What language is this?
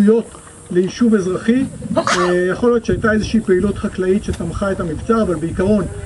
Hebrew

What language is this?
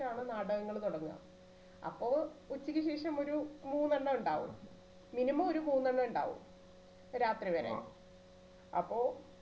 Malayalam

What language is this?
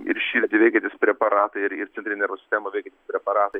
Lithuanian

